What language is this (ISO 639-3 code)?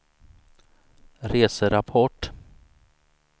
swe